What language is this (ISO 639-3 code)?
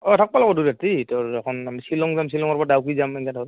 asm